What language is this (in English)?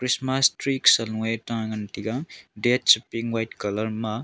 Wancho Naga